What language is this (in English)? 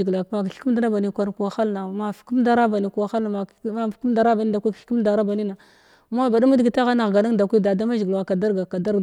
Glavda